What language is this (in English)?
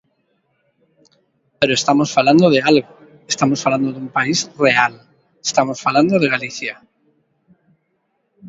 Galician